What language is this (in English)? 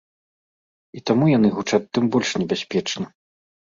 Belarusian